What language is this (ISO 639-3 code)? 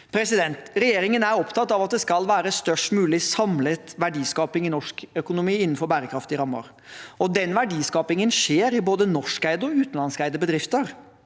nor